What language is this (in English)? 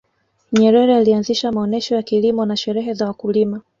Swahili